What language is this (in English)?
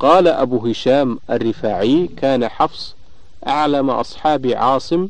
Arabic